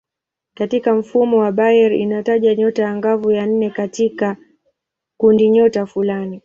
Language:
Swahili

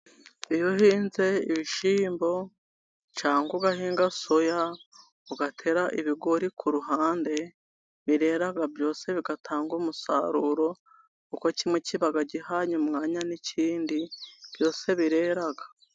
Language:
Kinyarwanda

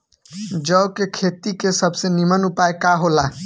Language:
Bhojpuri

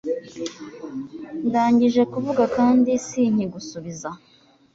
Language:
Kinyarwanda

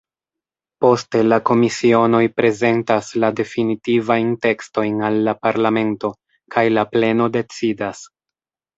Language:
Esperanto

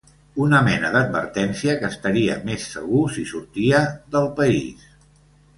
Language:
Catalan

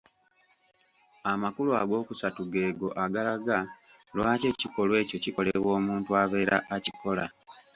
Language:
Ganda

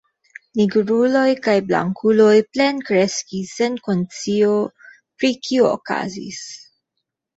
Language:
Esperanto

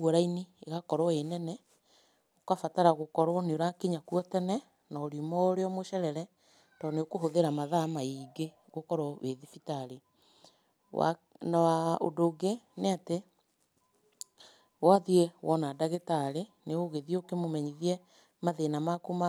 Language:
Kikuyu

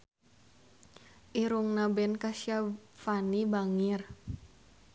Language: Sundanese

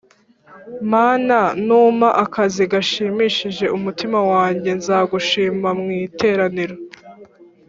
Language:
Kinyarwanda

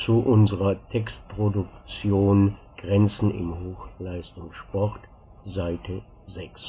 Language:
German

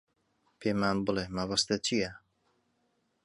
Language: Central Kurdish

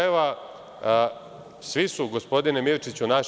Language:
Serbian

